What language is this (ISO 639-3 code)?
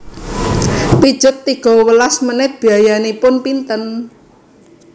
jav